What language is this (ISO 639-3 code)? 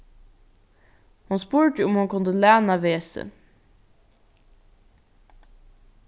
fao